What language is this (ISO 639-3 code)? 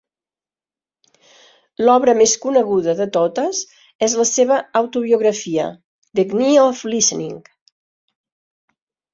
cat